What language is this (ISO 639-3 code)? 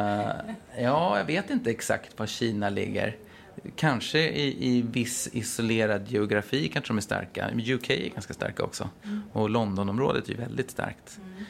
swe